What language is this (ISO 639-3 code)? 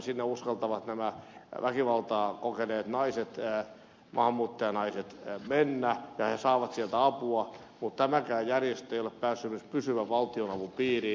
fin